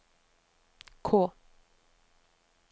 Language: Norwegian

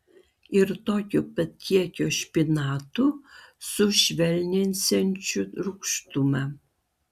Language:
Lithuanian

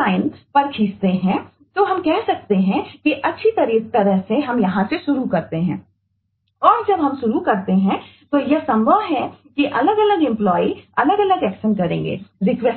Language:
Hindi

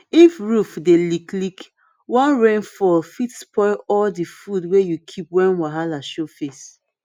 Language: Nigerian Pidgin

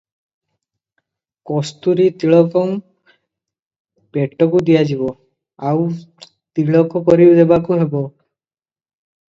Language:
Odia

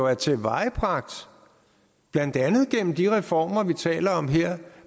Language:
Danish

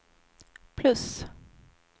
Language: Swedish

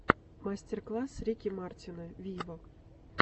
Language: Russian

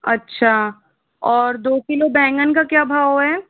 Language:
Hindi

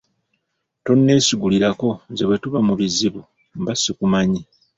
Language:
Ganda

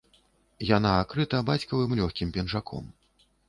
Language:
Belarusian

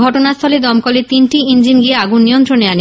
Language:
Bangla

